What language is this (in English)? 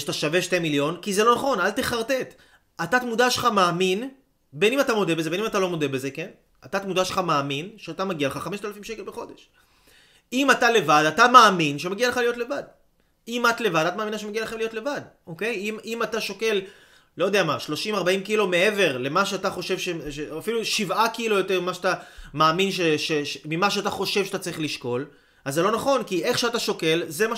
Hebrew